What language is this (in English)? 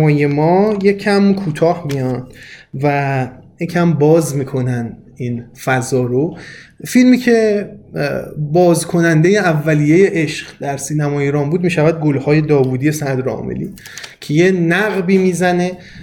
Persian